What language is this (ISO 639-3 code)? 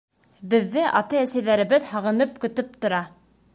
bak